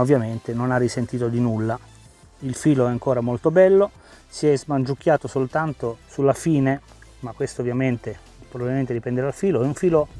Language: Italian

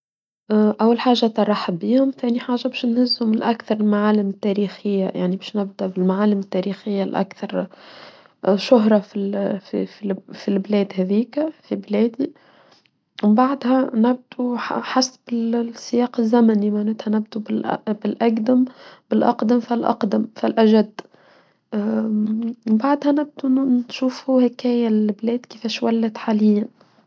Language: Tunisian Arabic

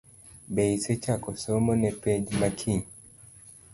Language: Luo (Kenya and Tanzania)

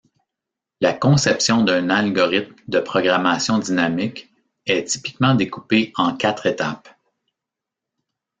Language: French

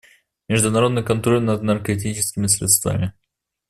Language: Russian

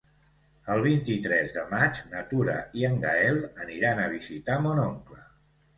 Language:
Catalan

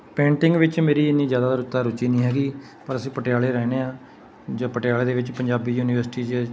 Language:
Punjabi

